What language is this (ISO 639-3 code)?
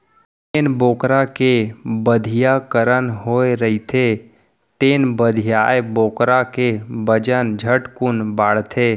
hne